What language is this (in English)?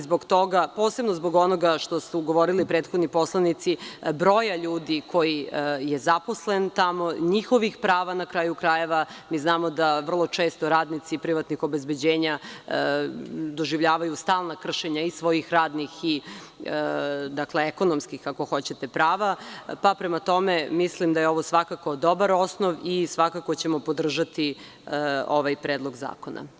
Serbian